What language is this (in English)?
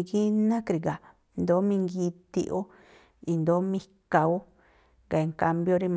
Tlacoapa Me'phaa